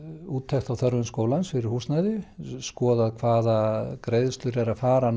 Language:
Icelandic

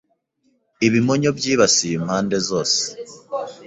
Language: Kinyarwanda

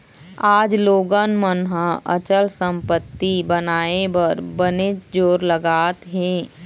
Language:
Chhattisgarhi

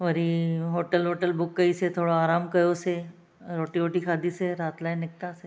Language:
Sindhi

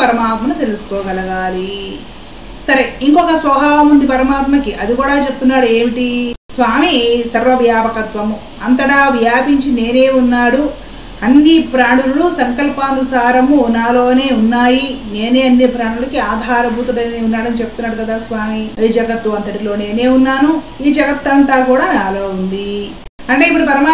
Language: Telugu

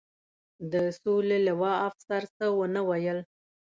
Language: Pashto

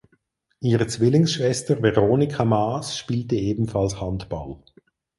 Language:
German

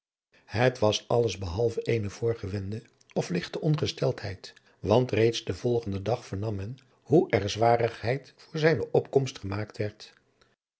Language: Dutch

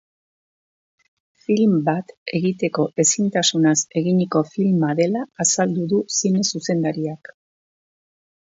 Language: Basque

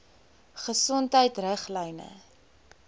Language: Afrikaans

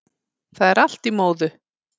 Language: Icelandic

